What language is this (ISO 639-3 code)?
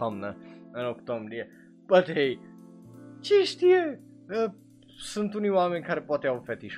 ron